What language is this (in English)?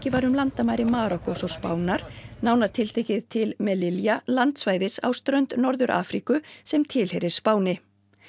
Icelandic